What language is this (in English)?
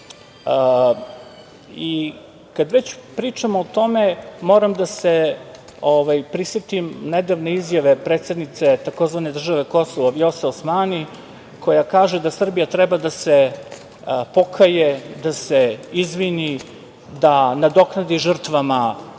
Serbian